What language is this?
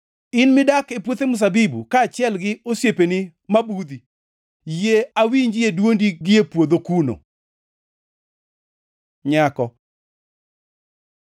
Luo (Kenya and Tanzania)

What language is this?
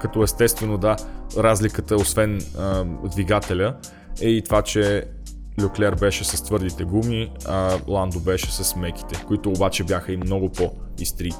Bulgarian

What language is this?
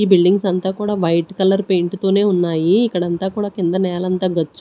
Telugu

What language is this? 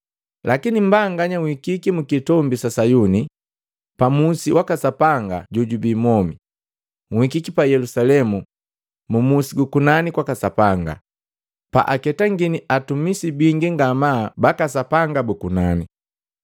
Matengo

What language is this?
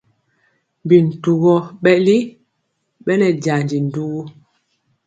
Mpiemo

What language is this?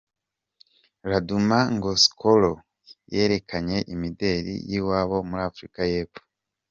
Kinyarwanda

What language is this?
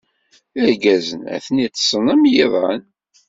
Kabyle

